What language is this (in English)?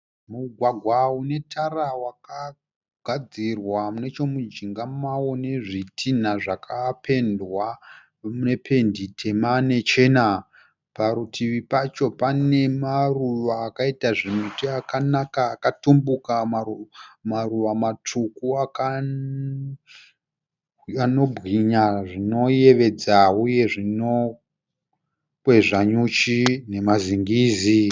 Shona